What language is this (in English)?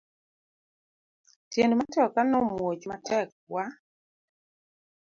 Luo (Kenya and Tanzania)